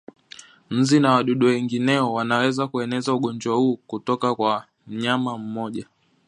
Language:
Swahili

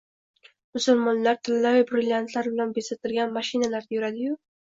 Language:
Uzbek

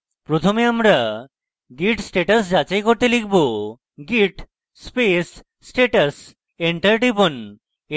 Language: Bangla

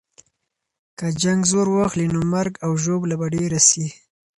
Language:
Pashto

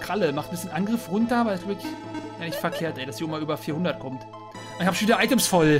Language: German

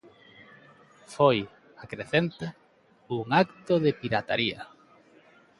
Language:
Galician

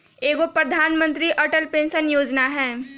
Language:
Magahi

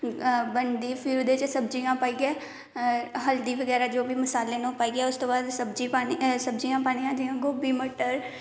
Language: Dogri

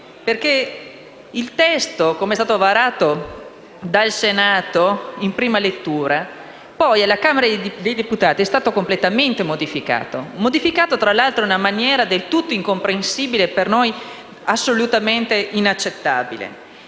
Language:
Italian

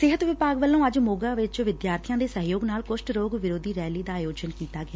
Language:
Punjabi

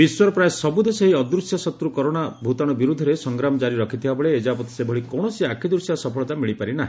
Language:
Odia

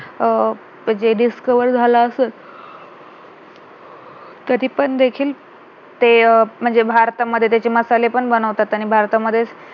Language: Marathi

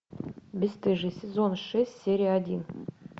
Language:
Russian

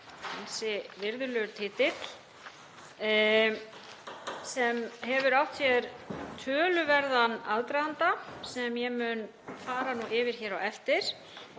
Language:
Icelandic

